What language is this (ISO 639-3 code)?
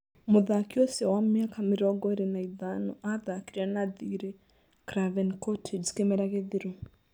kik